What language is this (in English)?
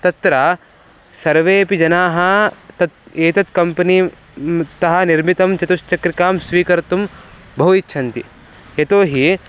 Sanskrit